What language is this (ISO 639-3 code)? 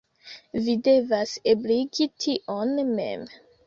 epo